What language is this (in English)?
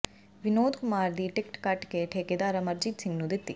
Punjabi